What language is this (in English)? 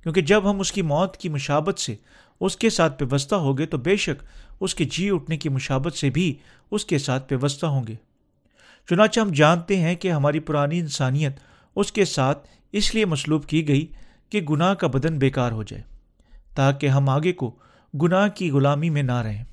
Urdu